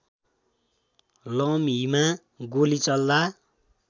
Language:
Nepali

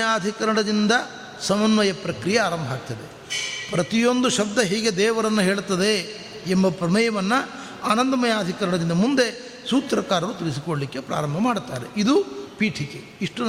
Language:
Kannada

